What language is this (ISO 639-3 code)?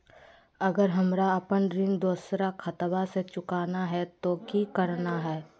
mag